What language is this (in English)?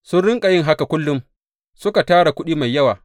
Hausa